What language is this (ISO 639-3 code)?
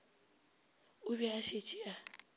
nso